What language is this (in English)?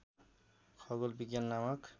Nepali